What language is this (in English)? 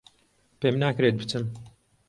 Central Kurdish